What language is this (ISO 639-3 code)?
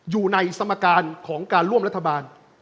tha